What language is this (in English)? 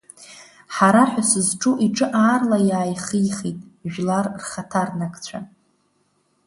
Abkhazian